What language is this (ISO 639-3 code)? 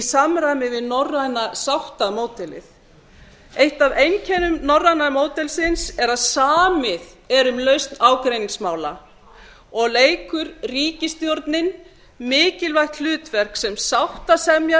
isl